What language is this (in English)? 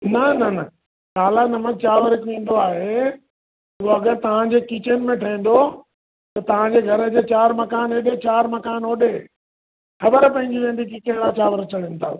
Sindhi